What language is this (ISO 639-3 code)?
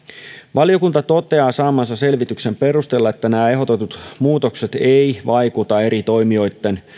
fin